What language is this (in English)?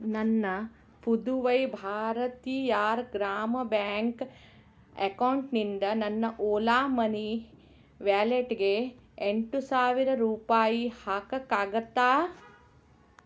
Kannada